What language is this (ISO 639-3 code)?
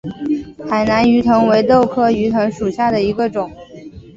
zho